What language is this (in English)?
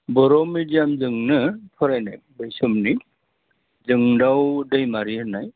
Bodo